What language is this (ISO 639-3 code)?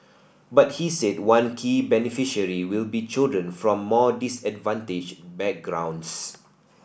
eng